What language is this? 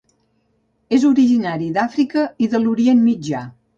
Catalan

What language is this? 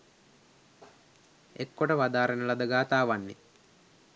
Sinhala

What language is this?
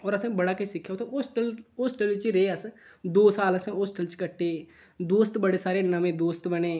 Dogri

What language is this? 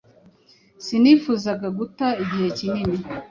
Kinyarwanda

